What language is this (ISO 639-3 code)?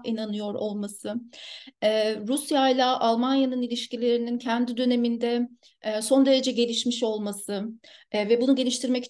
tur